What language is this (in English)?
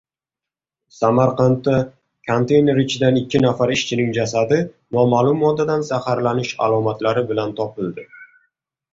Uzbek